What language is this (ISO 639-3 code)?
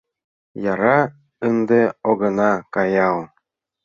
chm